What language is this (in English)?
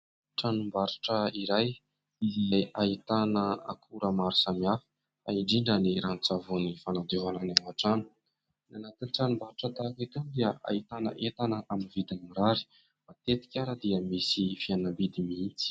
Malagasy